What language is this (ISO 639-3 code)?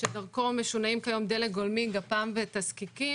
heb